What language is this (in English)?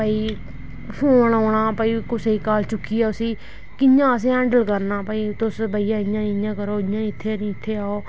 Dogri